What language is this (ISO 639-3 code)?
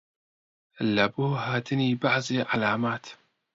ckb